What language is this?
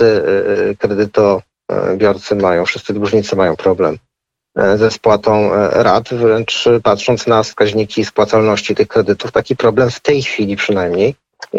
Polish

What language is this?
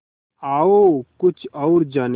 Hindi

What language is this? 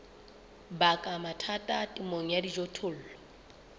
Southern Sotho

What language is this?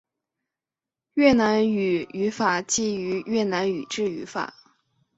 Chinese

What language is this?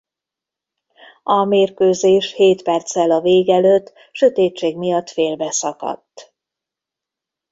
Hungarian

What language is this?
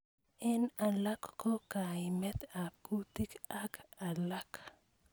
Kalenjin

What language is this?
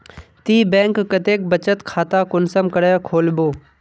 Magahi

